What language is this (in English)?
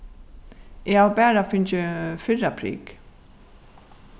Faroese